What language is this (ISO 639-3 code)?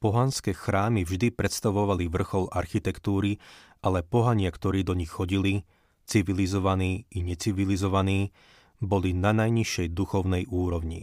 slk